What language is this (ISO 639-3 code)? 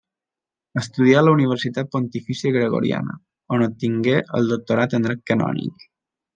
cat